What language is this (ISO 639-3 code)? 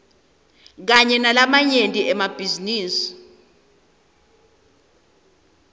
ssw